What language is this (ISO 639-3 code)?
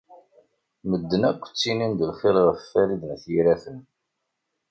kab